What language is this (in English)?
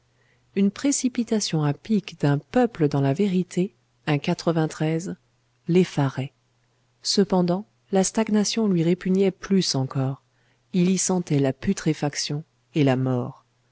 French